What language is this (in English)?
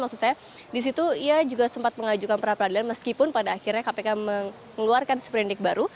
Indonesian